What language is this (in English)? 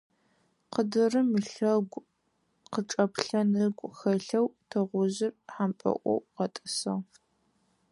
Adyghe